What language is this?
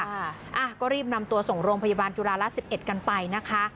Thai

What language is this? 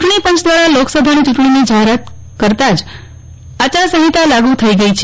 Gujarati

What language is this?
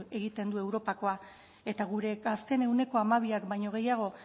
Basque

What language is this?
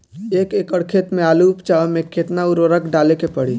Bhojpuri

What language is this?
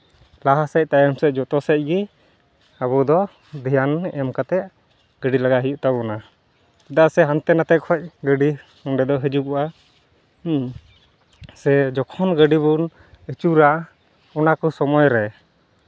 Santali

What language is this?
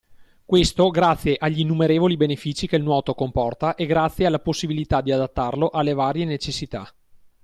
Italian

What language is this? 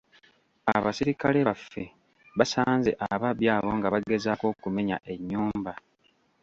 Ganda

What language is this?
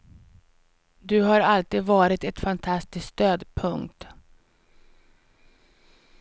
Swedish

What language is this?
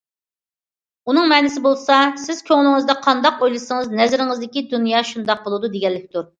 Uyghur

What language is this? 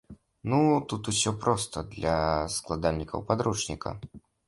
Belarusian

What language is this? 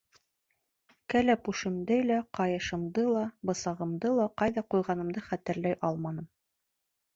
Bashkir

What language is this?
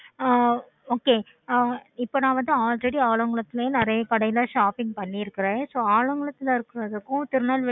Tamil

